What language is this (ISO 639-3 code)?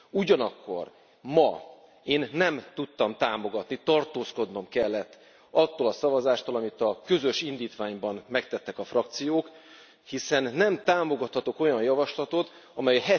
hun